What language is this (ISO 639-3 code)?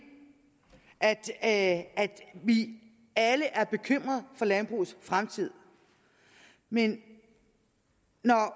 dan